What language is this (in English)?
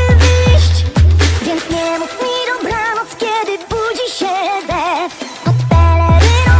Polish